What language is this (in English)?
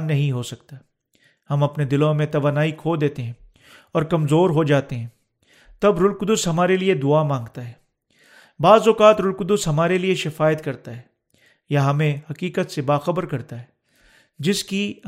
Urdu